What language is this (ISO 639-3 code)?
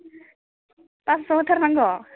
brx